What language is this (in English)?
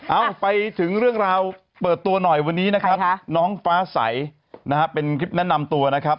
Thai